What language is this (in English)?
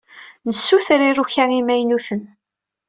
Kabyle